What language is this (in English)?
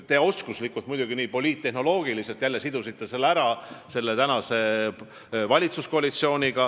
Estonian